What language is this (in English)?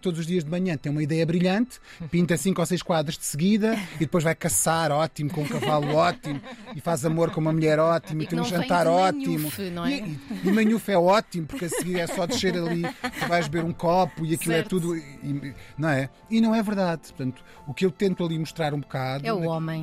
Portuguese